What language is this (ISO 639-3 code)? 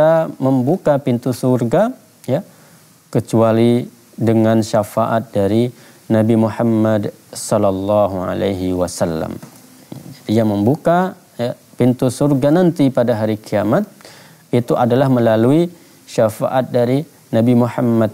ind